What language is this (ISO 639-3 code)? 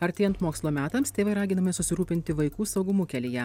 lit